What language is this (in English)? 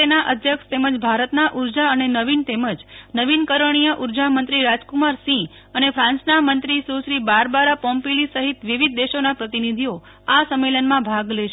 Gujarati